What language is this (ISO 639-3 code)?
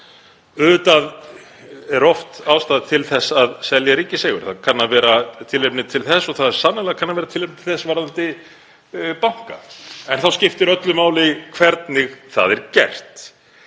isl